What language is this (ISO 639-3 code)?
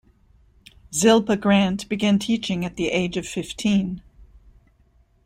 eng